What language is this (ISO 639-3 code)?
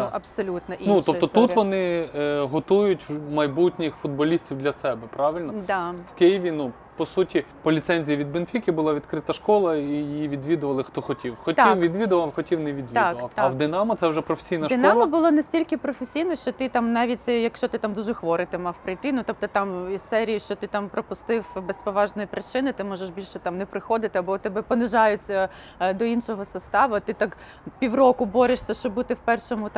ukr